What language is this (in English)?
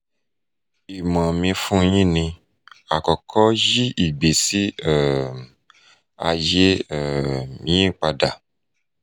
Yoruba